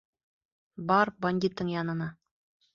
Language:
Bashkir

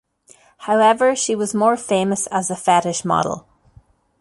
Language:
English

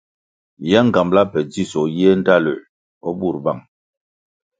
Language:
Kwasio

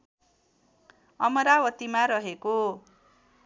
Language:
Nepali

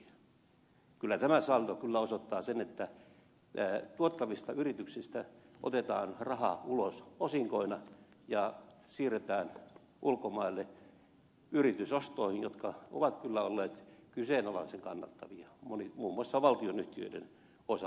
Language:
Finnish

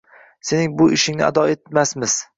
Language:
Uzbek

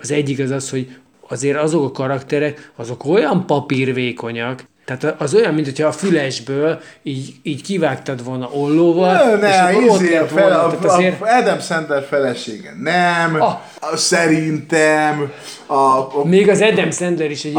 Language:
Hungarian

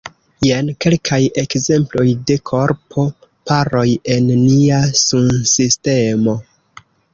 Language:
Esperanto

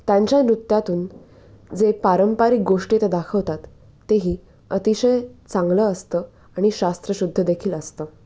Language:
Marathi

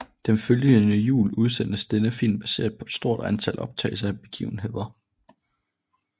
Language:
Danish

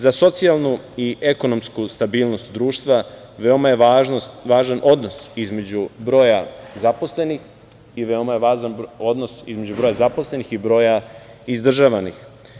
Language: Serbian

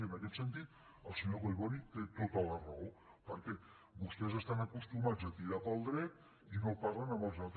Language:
Catalan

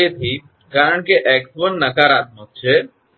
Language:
Gujarati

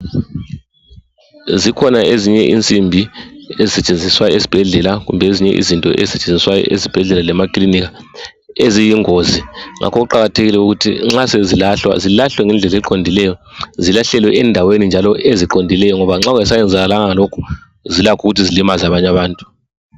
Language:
North Ndebele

